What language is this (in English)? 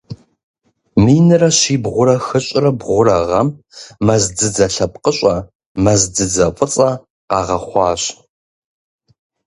Kabardian